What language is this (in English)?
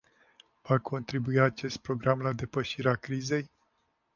Romanian